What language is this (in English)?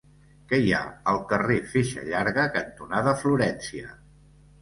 Catalan